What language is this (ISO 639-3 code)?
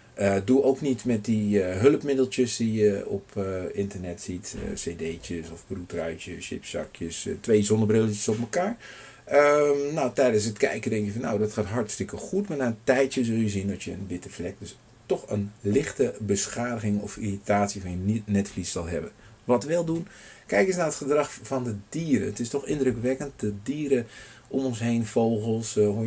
nld